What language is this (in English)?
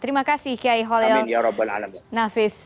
Indonesian